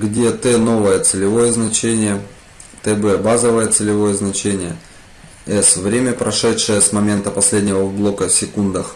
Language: Russian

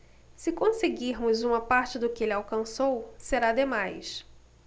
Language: Portuguese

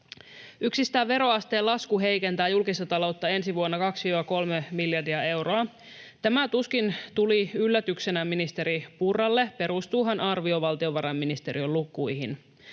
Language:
Finnish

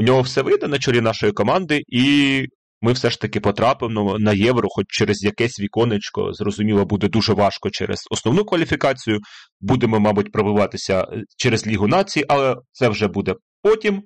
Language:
Ukrainian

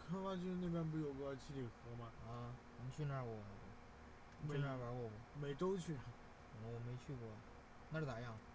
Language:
Chinese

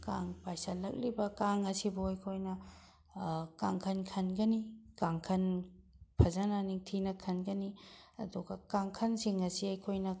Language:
Manipuri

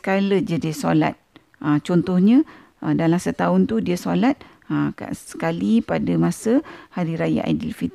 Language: Malay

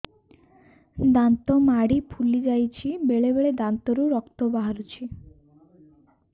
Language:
Odia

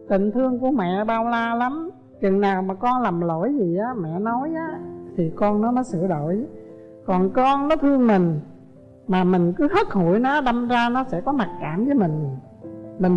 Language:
Vietnamese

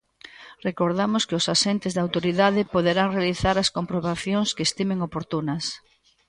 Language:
Galician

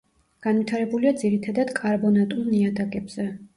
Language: Georgian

